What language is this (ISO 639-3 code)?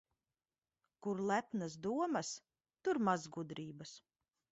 lav